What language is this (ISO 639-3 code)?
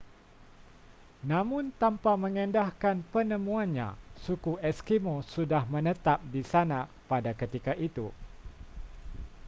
msa